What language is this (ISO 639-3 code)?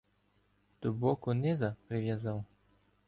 ukr